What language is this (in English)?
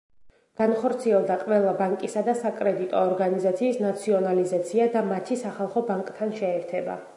Georgian